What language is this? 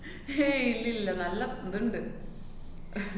Malayalam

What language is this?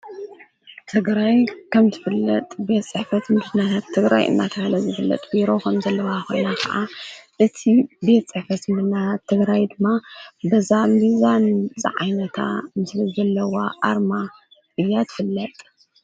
Tigrinya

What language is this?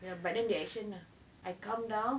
English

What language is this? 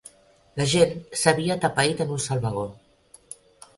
Catalan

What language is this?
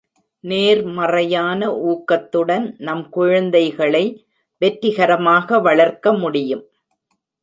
Tamil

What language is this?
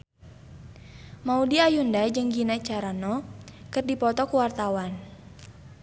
Sundanese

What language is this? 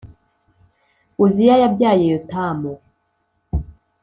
Kinyarwanda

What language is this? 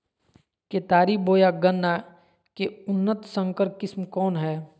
Magahi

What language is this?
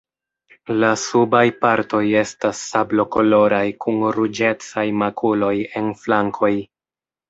Esperanto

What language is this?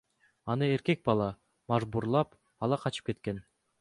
Kyrgyz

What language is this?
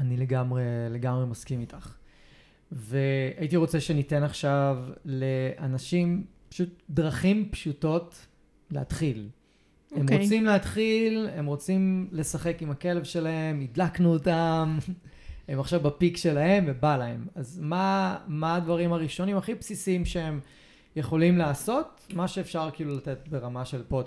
Hebrew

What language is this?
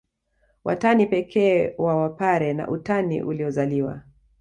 Swahili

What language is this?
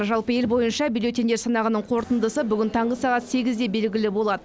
Kazakh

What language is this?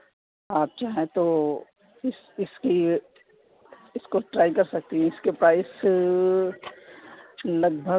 Urdu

